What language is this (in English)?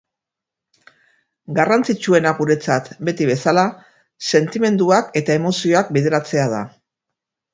Basque